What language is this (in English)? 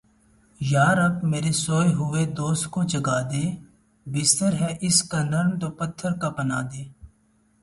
Urdu